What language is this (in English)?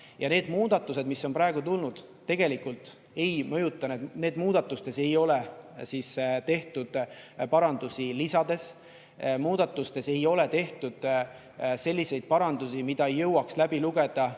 Estonian